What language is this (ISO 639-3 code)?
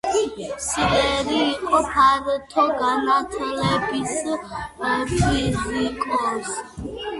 kat